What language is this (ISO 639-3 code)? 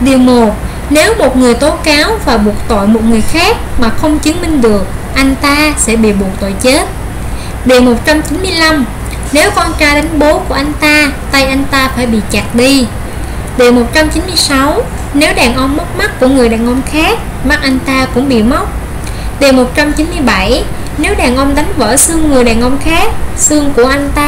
vie